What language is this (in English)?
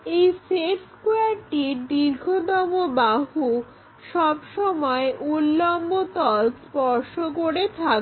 Bangla